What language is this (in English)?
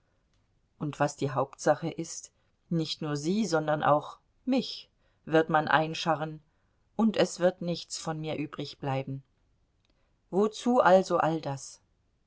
German